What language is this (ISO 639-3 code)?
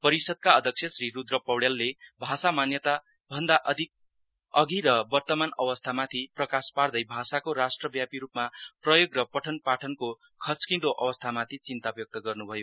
nep